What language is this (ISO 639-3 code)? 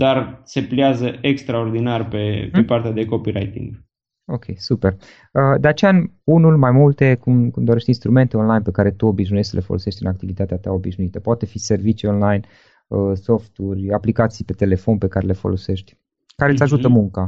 ron